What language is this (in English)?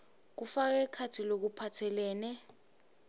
Swati